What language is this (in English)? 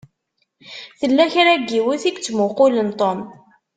Kabyle